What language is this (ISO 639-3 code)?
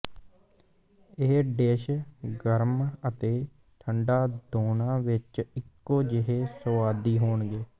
pan